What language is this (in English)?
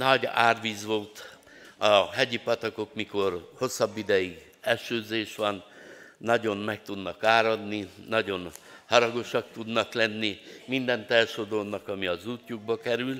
Hungarian